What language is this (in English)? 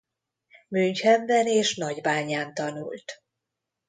Hungarian